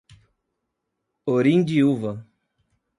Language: Portuguese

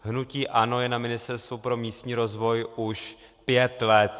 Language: Czech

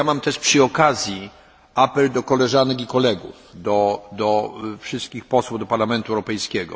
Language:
Polish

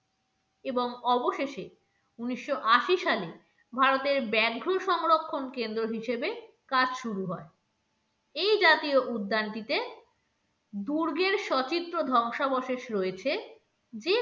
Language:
Bangla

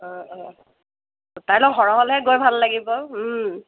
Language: Assamese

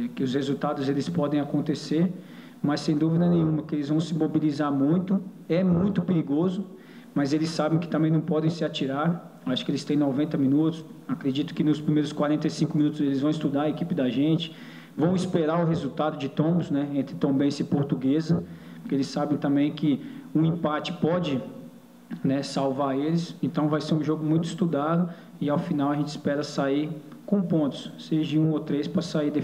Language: Portuguese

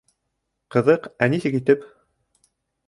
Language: Bashkir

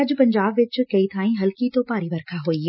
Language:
Punjabi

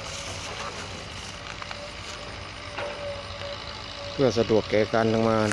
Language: Thai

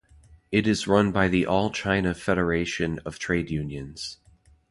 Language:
English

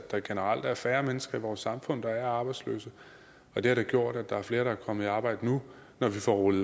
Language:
Danish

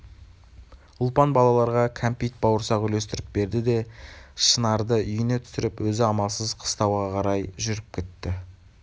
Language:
Kazakh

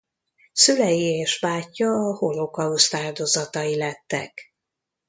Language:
Hungarian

